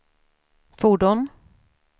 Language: Swedish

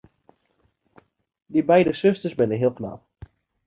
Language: Western Frisian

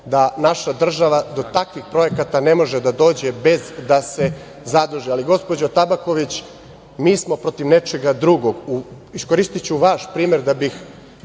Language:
Serbian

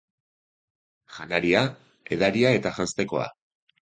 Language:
Basque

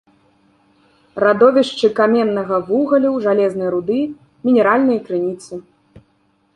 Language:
Belarusian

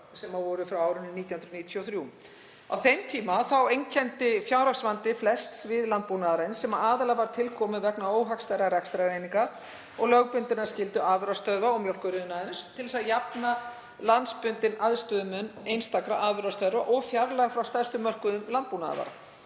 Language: Icelandic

